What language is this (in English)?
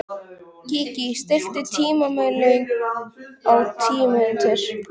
Icelandic